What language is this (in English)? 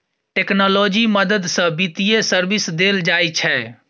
Maithili